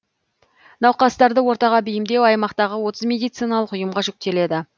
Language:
Kazakh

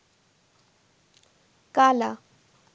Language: Bangla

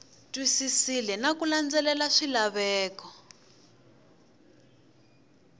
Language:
Tsonga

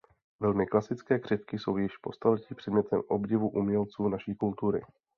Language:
Czech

